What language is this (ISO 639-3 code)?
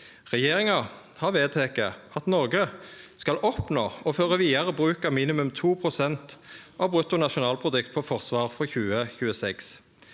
nor